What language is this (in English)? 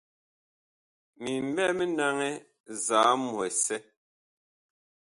Bakoko